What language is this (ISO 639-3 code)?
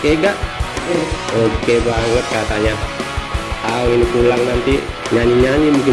ind